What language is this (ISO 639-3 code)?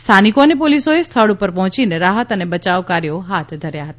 guj